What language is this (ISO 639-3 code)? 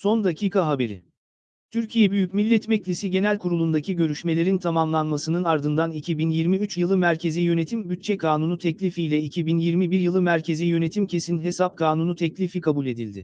tur